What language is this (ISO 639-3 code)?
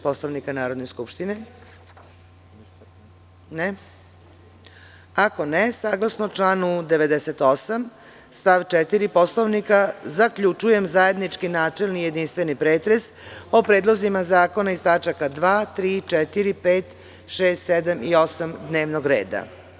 srp